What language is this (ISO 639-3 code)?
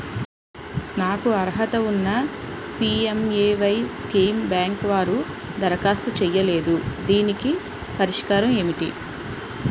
tel